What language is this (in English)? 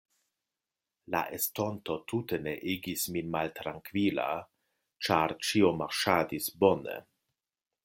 Esperanto